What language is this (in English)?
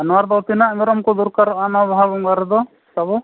Santali